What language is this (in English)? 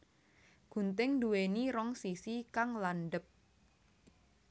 Javanese